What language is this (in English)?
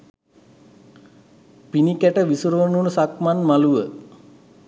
Sinhala